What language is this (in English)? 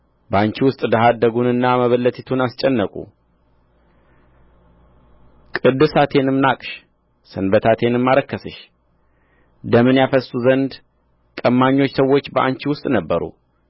Amharic